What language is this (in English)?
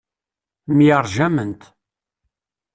Kabyle